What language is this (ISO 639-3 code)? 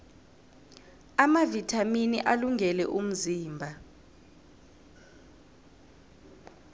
nbl